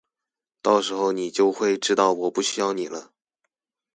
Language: Chinese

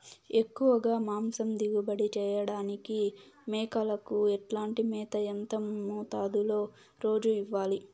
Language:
Telugu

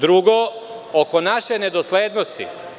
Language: Serbian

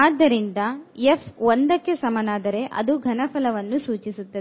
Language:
Kannada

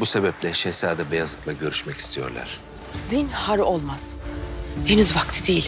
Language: Turkish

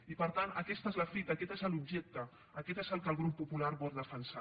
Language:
Catalan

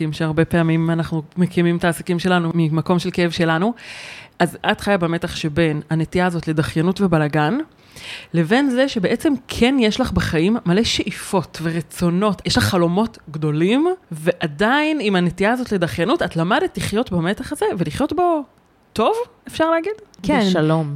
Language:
Hebrew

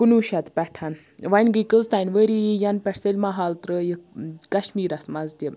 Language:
Kashmiri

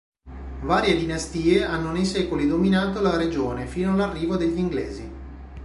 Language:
Italian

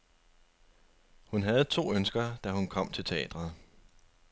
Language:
Danish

